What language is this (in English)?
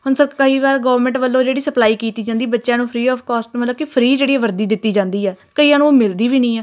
Punjabi